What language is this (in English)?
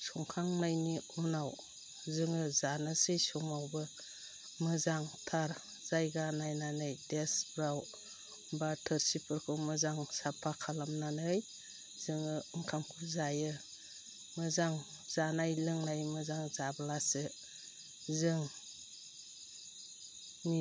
Bodo